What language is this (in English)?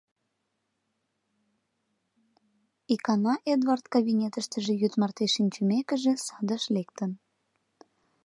Mari